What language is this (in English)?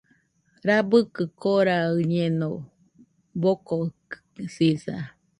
Nüpode Huitoto